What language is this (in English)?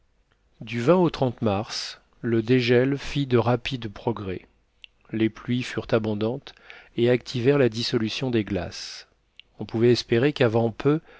French